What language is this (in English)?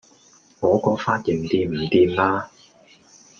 Cantonese